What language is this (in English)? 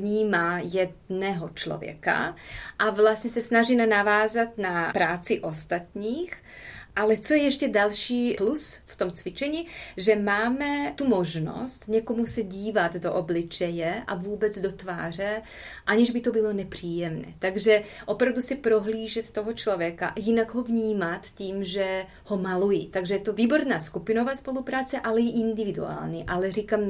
Czech